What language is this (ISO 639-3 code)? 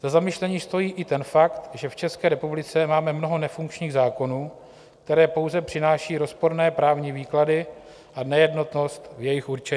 ces